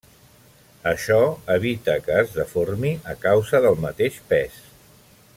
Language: Catalan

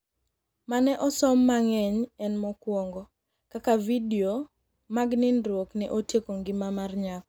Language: Luo (Kenya and Tanzania)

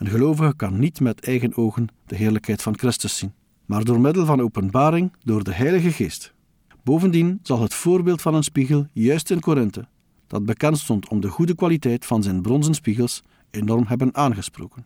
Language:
Dutch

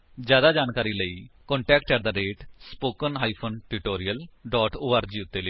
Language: Punjabi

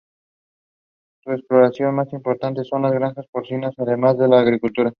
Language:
Spanish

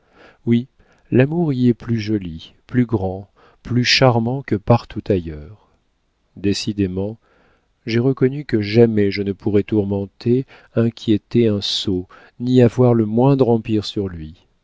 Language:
French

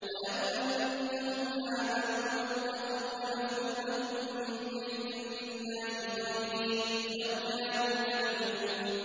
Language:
Arabic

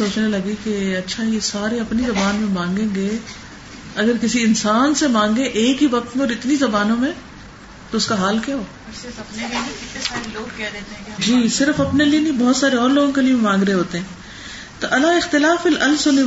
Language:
Urdu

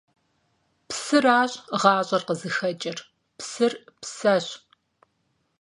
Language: Kabardian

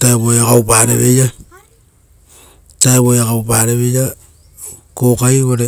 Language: Rotokas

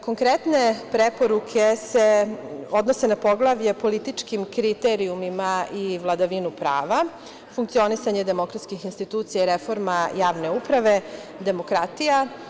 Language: Serbian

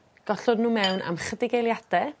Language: Welsh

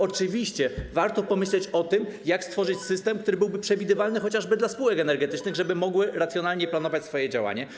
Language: Polish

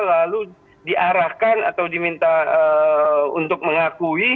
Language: Indonesian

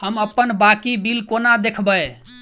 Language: Maithili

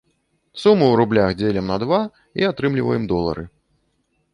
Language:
Belarusian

